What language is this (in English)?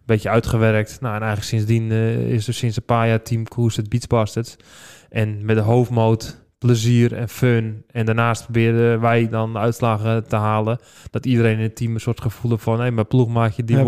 Dutch